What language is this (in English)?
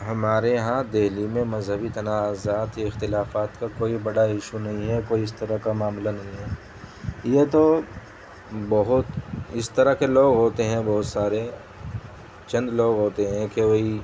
Urdu